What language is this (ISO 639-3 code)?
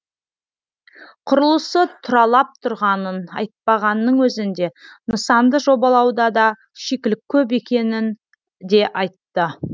kaz